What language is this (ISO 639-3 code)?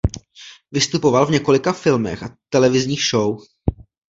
ces